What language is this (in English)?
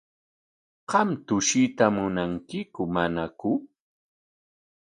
Corongo Ancash Quechua